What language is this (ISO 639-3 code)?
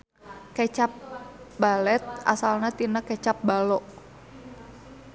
sun